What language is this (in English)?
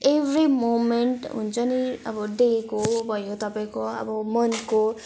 Nepali